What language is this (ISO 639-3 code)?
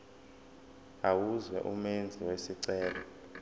zul